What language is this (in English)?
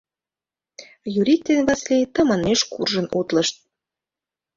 Mari